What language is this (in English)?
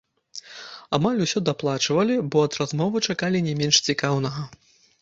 Belarusian